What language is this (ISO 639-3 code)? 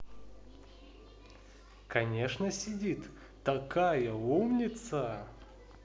rus